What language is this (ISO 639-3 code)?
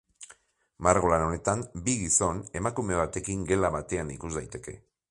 eus